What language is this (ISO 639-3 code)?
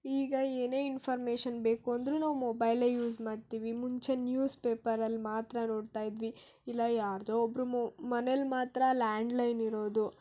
kan